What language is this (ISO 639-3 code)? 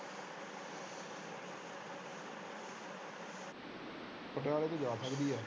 pan